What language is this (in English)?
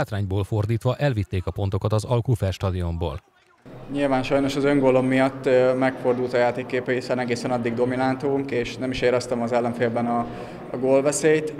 Hungarian